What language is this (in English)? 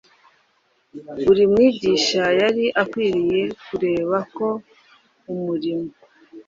Kinyarwanda